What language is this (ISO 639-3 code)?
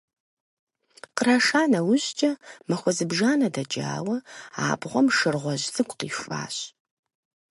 kbd